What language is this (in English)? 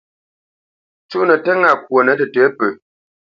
Bamenyam